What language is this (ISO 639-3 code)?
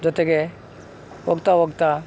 kan